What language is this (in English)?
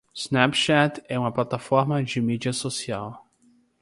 Portuguese